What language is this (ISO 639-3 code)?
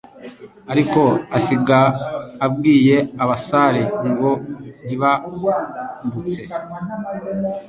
kin